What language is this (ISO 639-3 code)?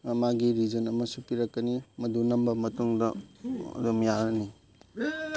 mni